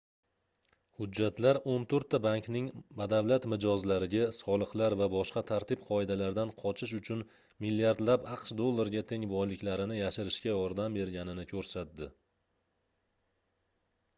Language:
Uzbek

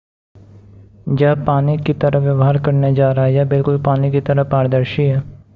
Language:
Hindi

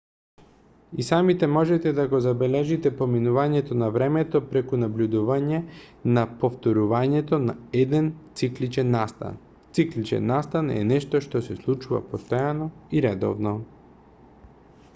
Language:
Macedonian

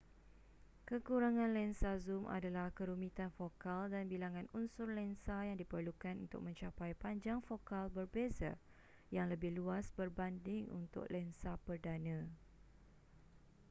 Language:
Malay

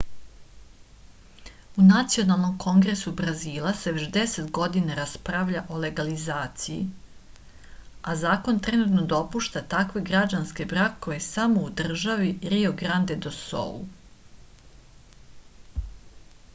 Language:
Serbian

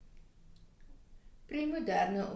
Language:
Afrikaans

